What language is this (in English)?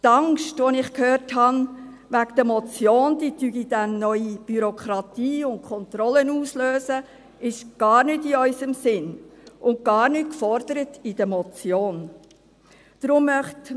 Swiss German